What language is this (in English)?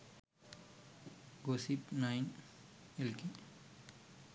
Sinhala